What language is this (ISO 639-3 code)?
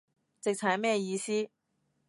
yue